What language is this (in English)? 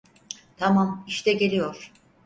Turkish